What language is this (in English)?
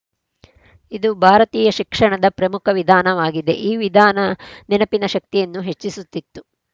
Kannada